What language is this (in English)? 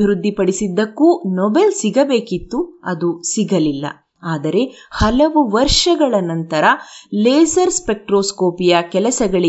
Kannada